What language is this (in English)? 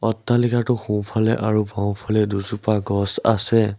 Assamese